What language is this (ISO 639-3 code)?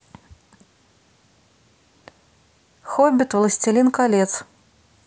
rus